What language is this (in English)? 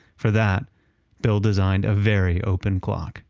English